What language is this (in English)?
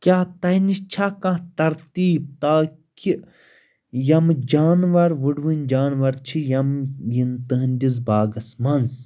Kashmiri